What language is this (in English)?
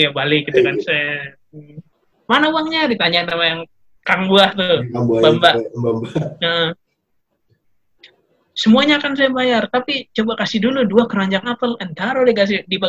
Indonesian